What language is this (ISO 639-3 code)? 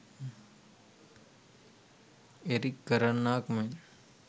sin